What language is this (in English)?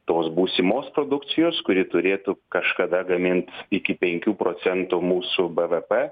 Lithuanian